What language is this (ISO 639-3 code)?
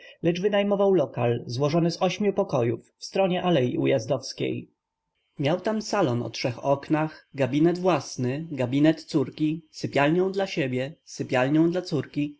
pol